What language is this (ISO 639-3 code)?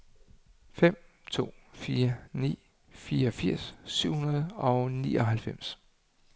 dan